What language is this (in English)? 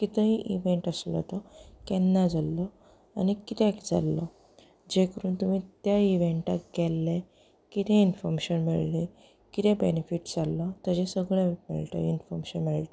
Konkani